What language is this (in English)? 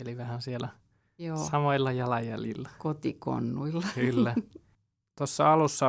Finnish